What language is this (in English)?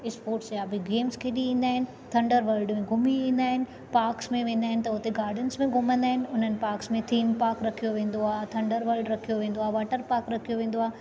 Sindhi